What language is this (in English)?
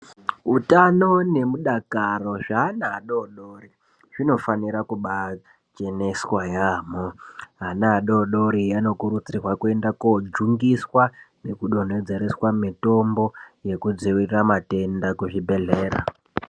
Ndau